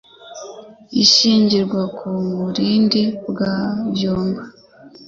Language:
Kinyarwanda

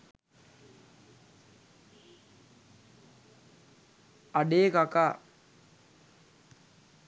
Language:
Sinhala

